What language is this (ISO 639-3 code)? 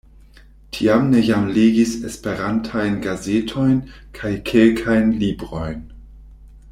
epo